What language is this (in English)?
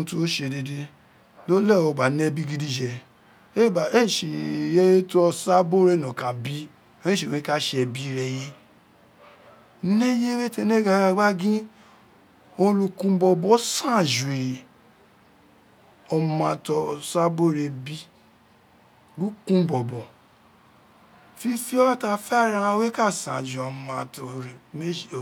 Isekiri